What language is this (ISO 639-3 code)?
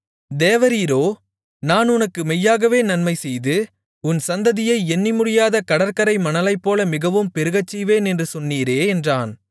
tam